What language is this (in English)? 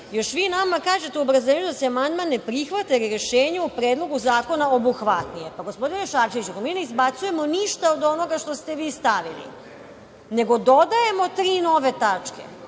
Serbian